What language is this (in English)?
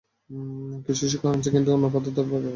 Bangla